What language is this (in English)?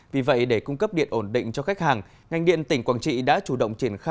Vietnamese